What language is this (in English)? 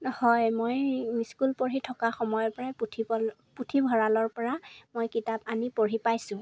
Assamese